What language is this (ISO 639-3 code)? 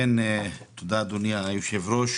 heb